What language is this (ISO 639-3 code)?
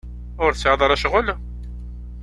kab